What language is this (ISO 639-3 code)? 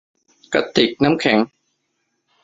tha